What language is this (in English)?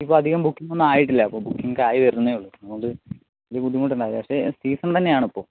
Malayalam